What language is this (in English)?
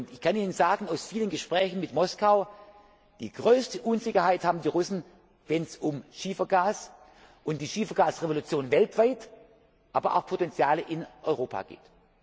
German